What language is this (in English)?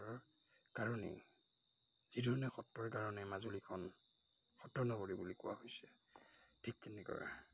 Assamese